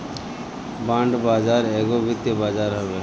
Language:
Bhojpuri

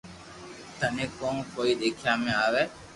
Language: Loarki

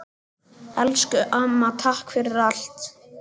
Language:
Icelandic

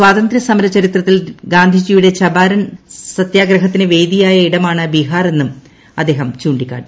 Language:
Malayalam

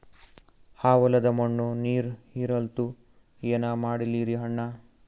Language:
Kannada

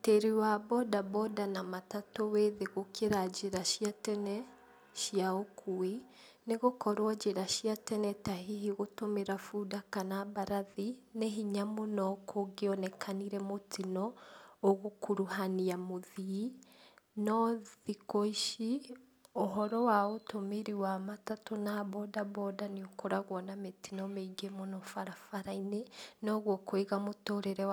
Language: Kikuyu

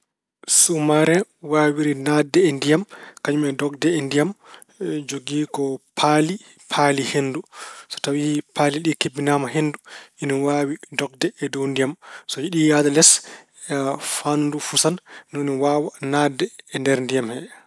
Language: Fula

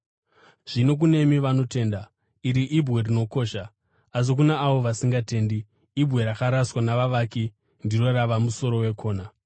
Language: Shona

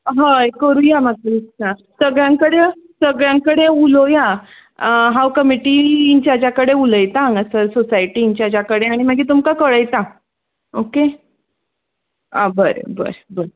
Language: Konkani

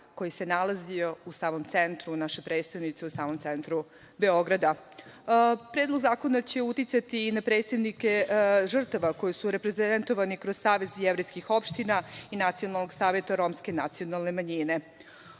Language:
Serbian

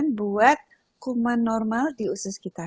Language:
Indonesian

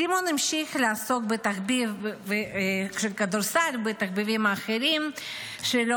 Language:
Hebrew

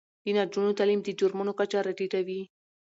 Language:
Pashto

